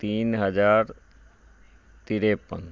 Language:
Maithili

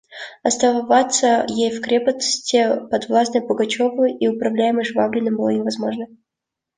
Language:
Russian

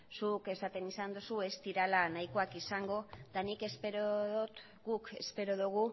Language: Basque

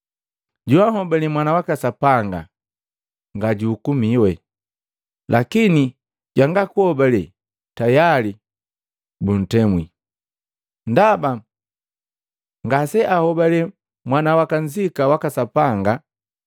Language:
Matengo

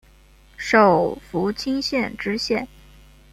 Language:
Chinese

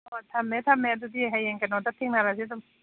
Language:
Manipuri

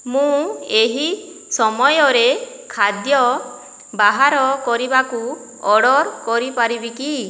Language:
Odia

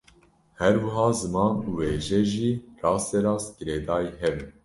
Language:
Kurdish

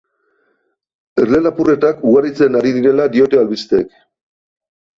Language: Basque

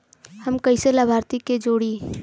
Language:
Bhojpuri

